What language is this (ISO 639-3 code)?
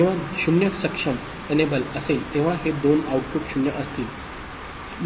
mar